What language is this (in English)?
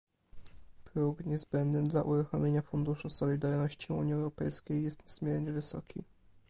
Polish